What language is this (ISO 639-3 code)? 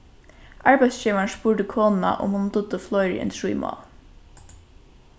fao